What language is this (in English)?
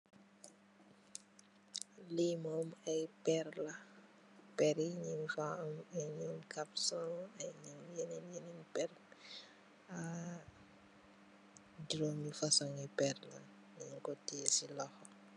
Wolof